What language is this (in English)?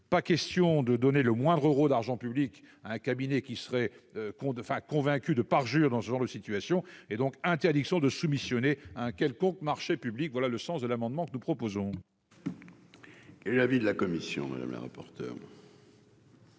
French